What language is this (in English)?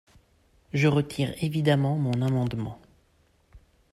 French